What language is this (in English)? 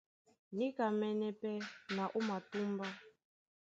Duala